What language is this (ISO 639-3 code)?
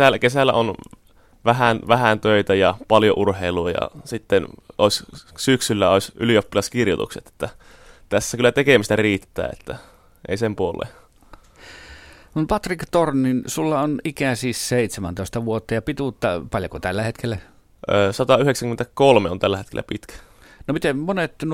fin